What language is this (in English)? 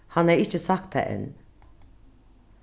Faroese